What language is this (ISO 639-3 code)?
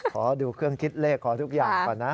tha